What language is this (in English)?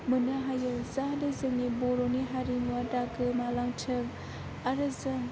Bodo